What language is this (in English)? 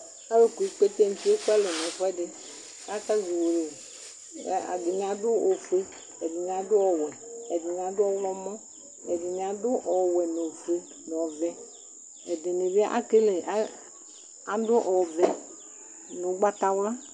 Ikposo